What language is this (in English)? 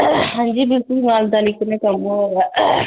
Dogri